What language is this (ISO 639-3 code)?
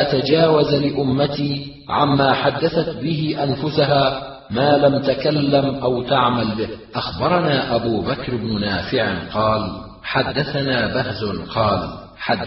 ara